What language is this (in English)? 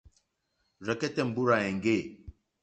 Mokpwe